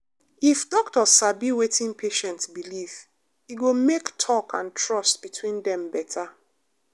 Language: Nigerian Pidgin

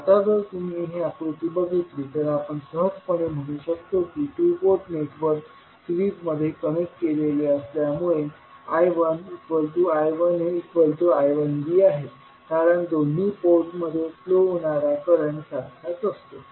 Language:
Marathi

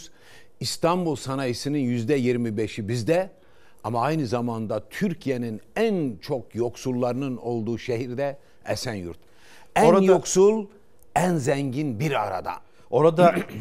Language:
Turkish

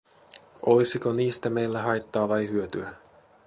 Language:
Finnish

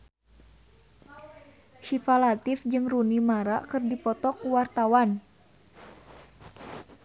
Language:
Sundanese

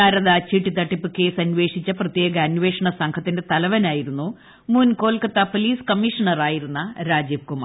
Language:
Malayalam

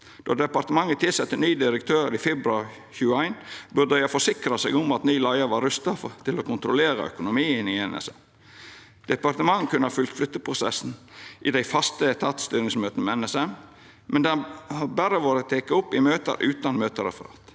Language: Norwegian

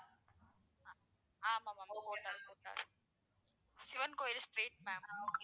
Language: Tamil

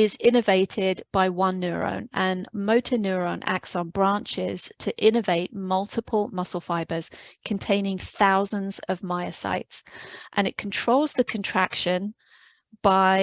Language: English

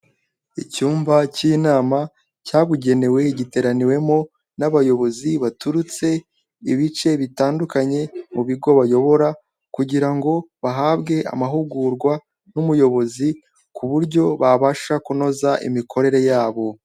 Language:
Kinyarwanda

